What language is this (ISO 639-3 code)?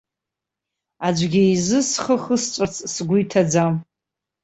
abk